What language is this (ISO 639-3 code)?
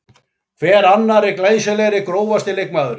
isl